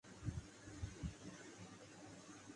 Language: Urdu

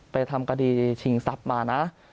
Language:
Thai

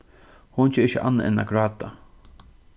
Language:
Faroese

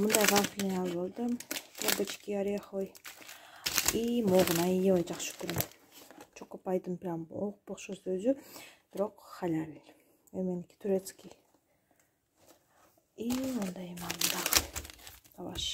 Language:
Turkish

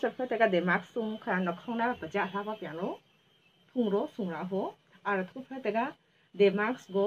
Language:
Indonesian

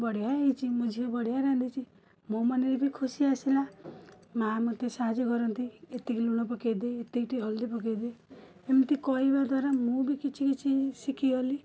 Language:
Odia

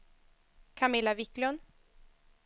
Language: Swedish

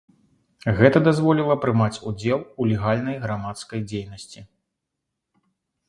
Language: Belarusian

